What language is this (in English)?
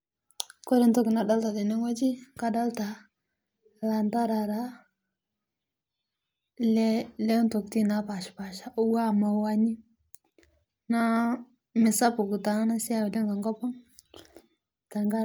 Masai